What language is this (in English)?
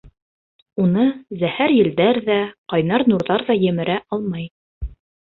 Bashkir